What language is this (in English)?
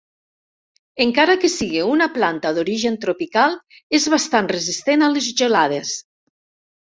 Catalan